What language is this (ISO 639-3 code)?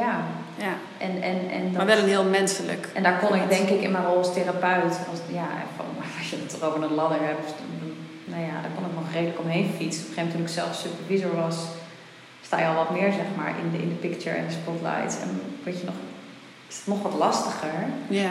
nld